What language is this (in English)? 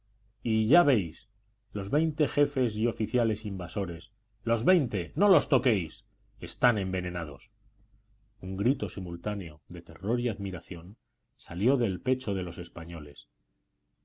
Spanish